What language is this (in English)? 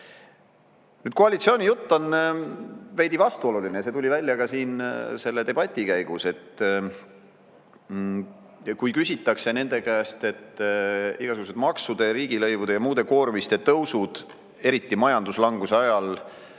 Estonian